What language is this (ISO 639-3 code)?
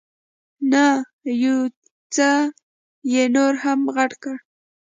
pus